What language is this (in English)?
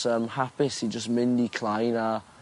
Welsh